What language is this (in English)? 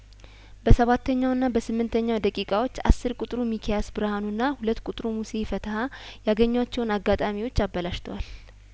Amharic